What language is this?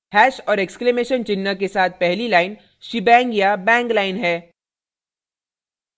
Hindi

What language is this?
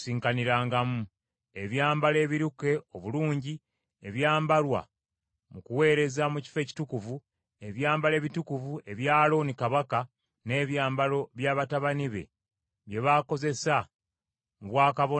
Ganda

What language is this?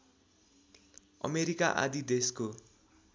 Nepali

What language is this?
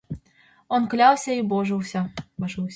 Mari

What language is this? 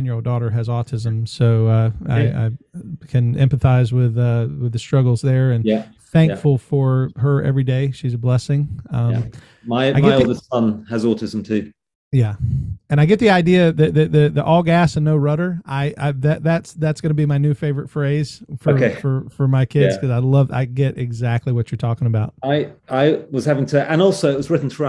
English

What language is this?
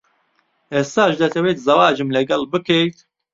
Central Kurdish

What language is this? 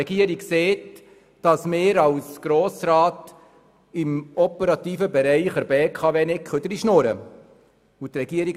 Swiss German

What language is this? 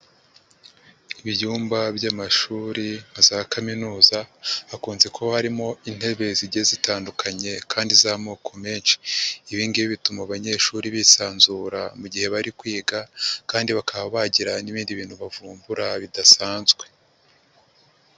Kinyarwanda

